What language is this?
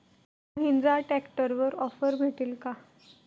Marathi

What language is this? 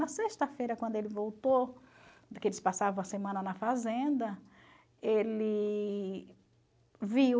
Portuguese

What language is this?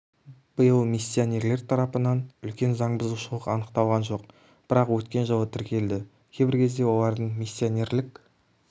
Kazakh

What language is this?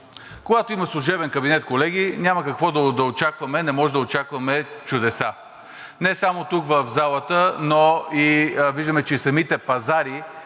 Bulgarian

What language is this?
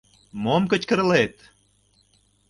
Mari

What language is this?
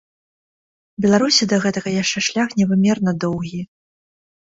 Belarusian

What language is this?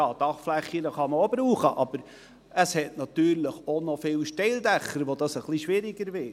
Swiss German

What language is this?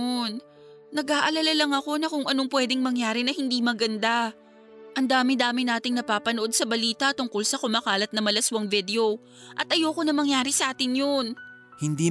Filipino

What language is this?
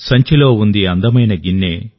Telugu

